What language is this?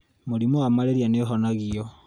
Kikuyu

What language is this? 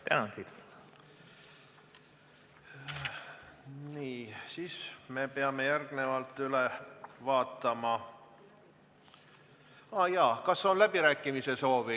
Estonian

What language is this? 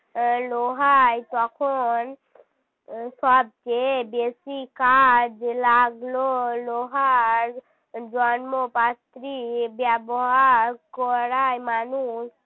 Bangla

